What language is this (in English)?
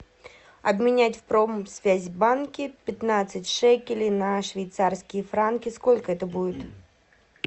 Russian